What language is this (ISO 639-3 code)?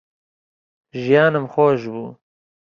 ckb